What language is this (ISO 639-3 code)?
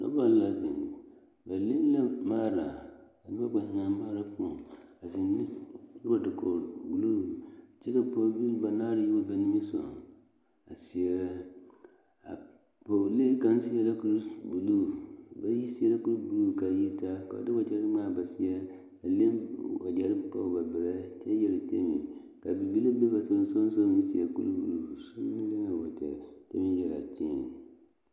dga